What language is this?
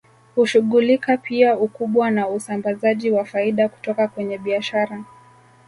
Swahili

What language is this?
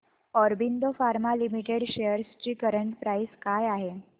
Marathi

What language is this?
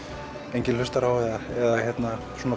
Icelandic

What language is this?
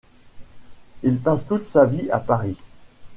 French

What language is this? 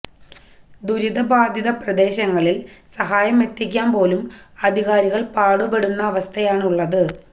Malayalam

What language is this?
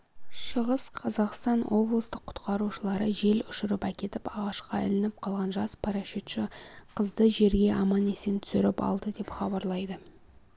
Kazakh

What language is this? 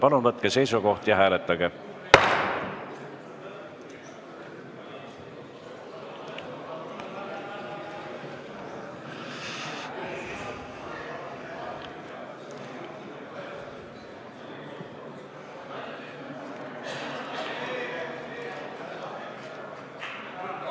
Estonian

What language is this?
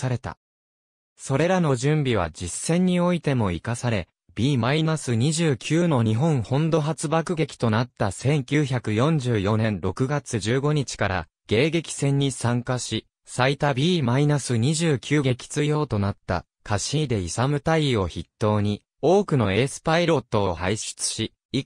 Japanese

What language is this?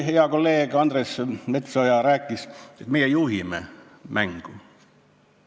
Estonian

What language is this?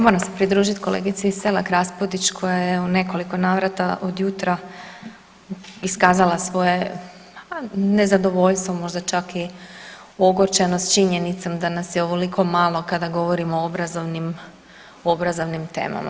Croatian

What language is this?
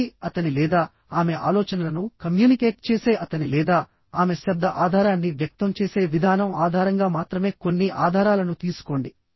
Telugu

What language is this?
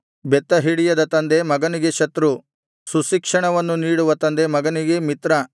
Kannada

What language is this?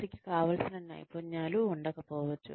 Telugu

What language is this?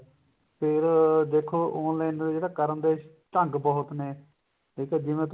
Punjabi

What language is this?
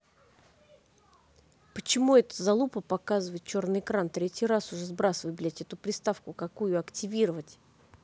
Russian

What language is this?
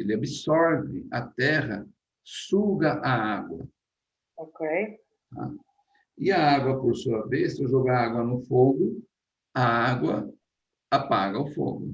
Portuguese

